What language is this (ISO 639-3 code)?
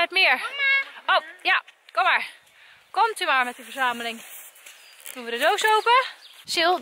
nld